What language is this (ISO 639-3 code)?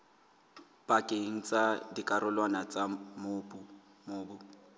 sot